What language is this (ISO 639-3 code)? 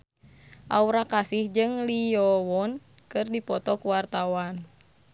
sun